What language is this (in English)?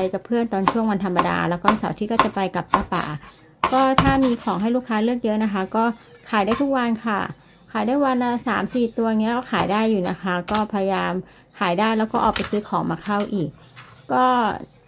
Thai